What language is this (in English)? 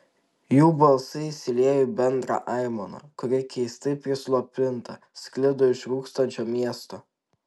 Lithuanian